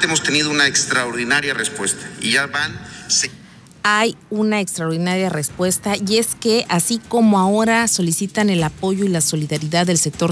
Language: Spanish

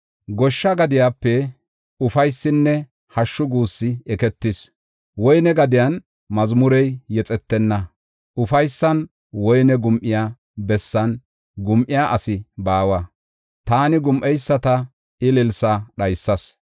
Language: Gofa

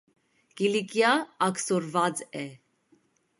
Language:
Armenian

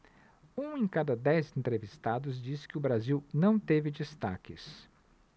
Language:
Portuguese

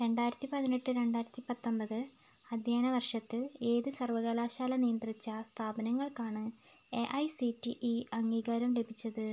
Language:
Malayalam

